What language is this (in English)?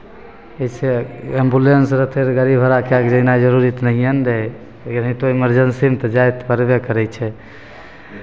Maithili